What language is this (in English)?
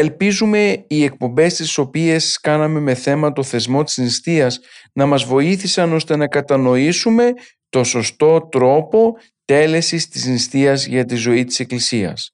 Greek